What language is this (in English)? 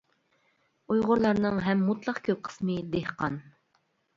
Uyghur